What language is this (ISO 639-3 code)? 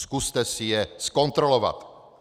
ces